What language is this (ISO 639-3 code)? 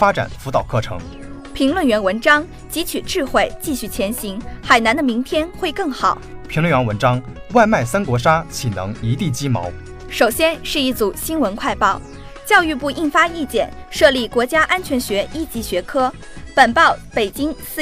zho